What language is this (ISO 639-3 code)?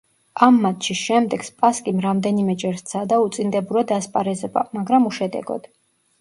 kat